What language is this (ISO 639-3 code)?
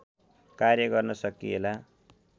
nep